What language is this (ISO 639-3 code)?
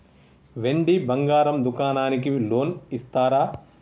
tel